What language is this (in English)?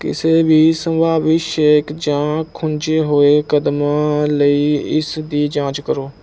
Punjabi